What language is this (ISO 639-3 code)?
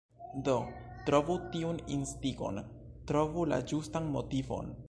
epo